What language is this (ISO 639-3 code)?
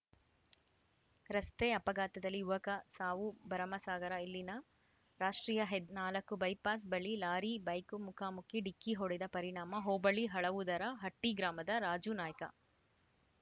kan